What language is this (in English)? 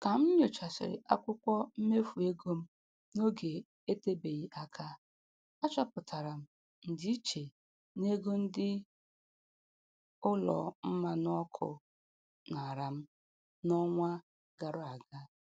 Igbo